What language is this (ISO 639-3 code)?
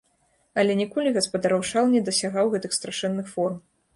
bel